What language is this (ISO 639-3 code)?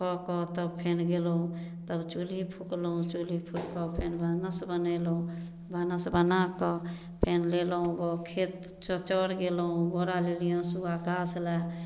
mai